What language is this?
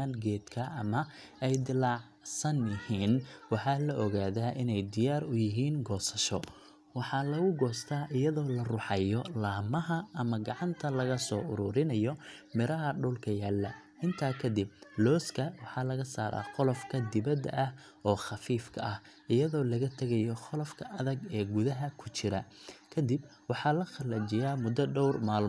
Somali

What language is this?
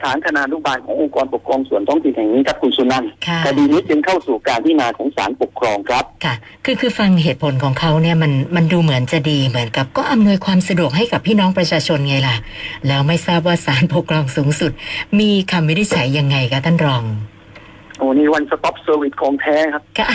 Thai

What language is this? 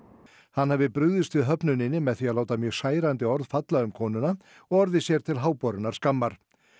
Icelandic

